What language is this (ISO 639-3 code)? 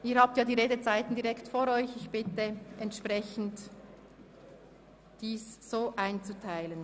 gsw